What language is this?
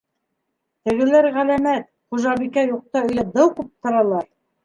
Bashkir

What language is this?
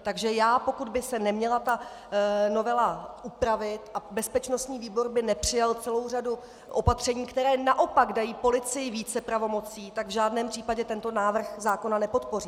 Czech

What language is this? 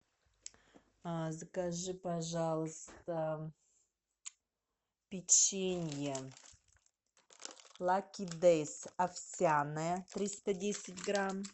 Russian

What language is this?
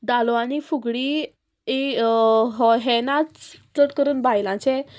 Konkani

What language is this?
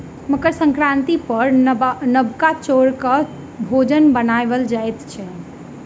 Maithili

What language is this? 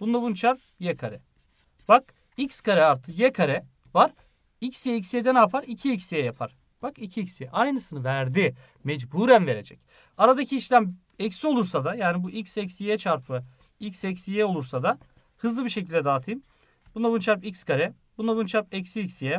Turkish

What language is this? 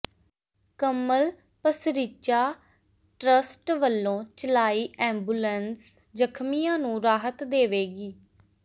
Punjabi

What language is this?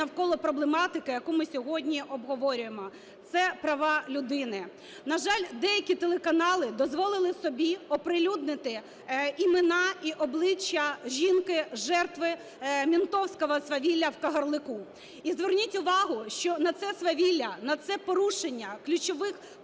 Ukrainian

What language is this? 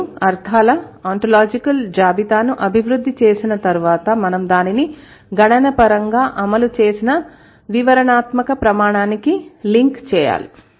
Telugu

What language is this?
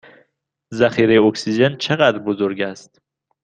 Persian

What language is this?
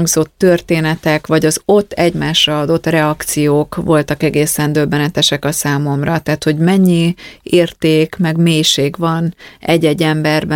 Hungarian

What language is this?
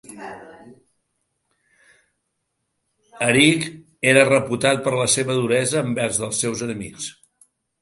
Catalan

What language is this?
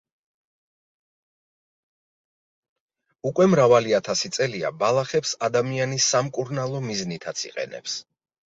Georgian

